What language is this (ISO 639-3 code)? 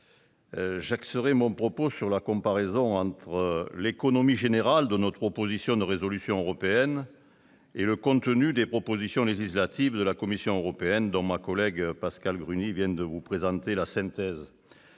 fra